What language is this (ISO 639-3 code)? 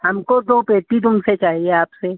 hin